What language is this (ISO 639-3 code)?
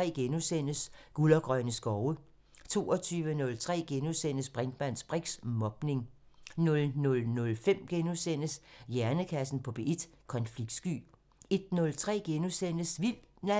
dan